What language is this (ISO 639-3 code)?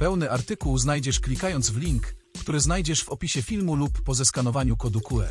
pol